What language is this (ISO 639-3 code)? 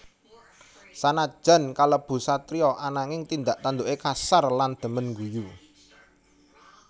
jav